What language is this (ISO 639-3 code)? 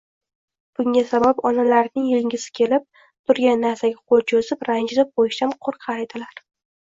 uzb